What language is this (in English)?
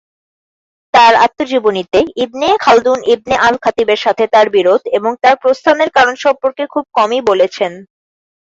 Bangla